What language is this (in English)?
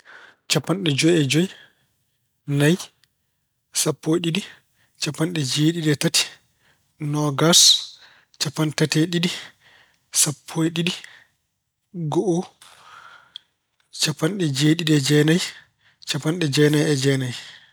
Fula